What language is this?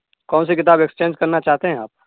Urdu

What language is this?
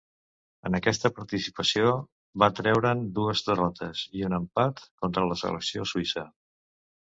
Catalan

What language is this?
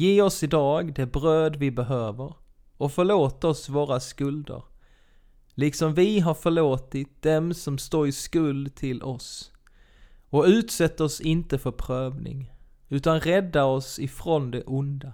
Swedish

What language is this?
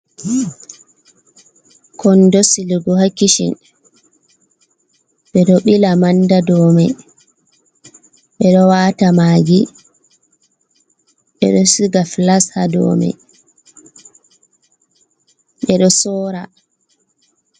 Fula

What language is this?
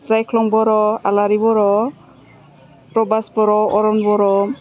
Bodo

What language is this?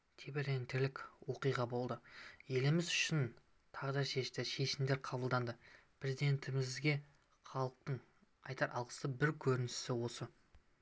Kazakh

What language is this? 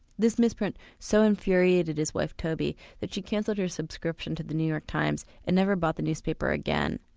English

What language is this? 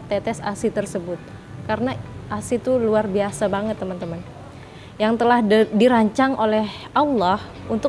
Indonesian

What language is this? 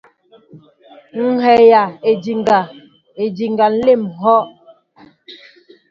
Mbo (Cameroon)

